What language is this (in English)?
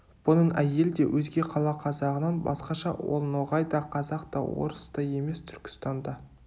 Kazakh